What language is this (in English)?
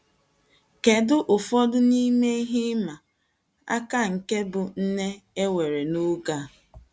Igbo